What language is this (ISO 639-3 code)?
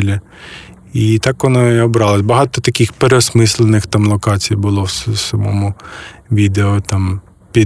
ukr